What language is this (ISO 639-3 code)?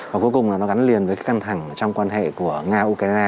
vie